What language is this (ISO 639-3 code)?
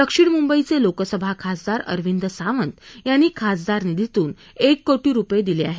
mar